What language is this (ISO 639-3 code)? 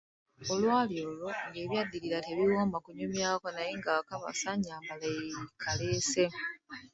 lug